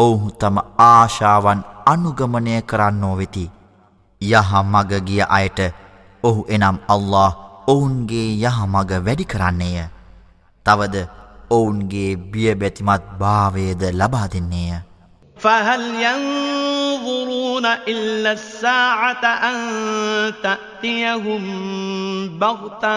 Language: Arabic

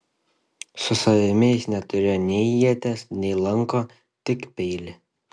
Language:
Lithuanian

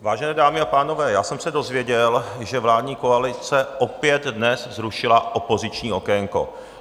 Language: Czech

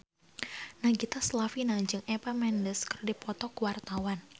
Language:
Sundanese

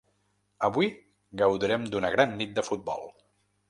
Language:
Catalan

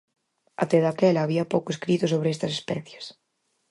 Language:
Galician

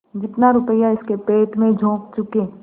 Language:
Hindi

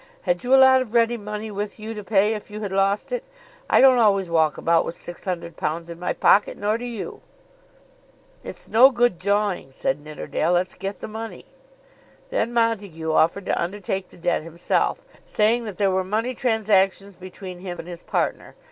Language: English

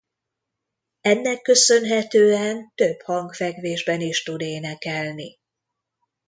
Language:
Hungarian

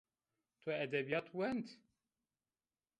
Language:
Zaza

